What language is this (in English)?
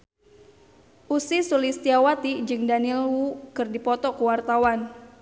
Sundanese